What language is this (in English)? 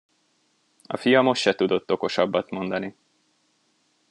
Hungarian